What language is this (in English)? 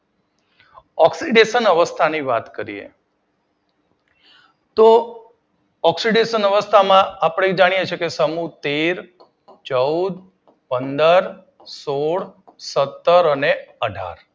Gujarati